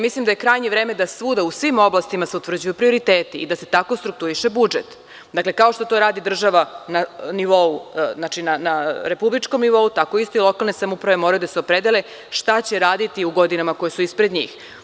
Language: Serbian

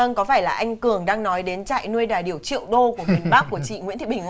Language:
Vietnamese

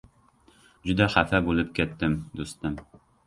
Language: Uzbek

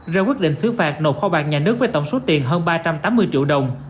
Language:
Vietnamese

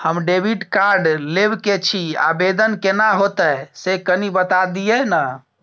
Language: Maithili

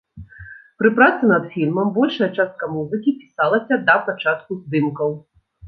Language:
Belarusian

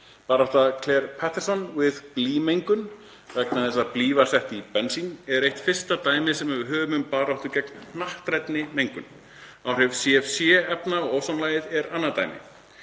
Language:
Icelandic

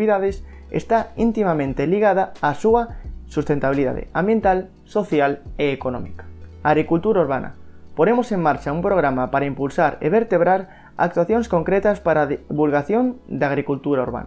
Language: Spanish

